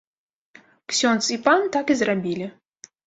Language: Belarusian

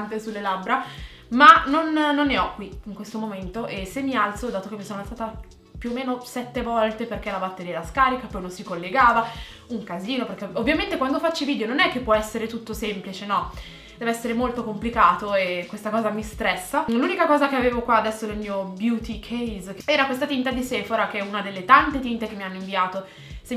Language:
Italian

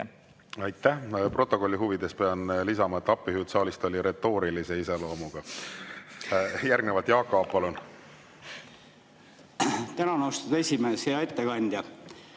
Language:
Estonian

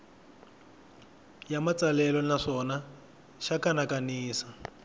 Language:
Tsonga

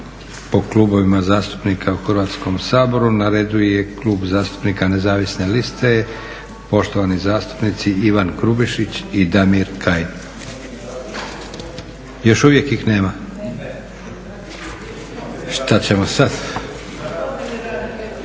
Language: Croatian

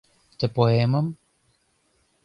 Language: Mari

